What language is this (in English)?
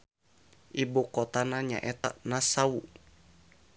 Sundanese